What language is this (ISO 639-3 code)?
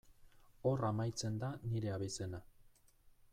eus